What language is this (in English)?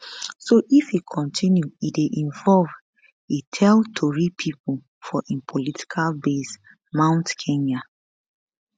Nigerian Pidgin